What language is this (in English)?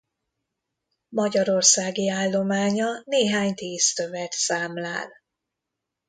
Hungarian